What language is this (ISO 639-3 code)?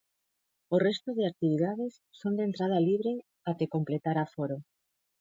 glg